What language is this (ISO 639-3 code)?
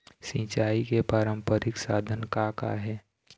hne